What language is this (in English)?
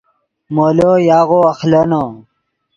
Yidgha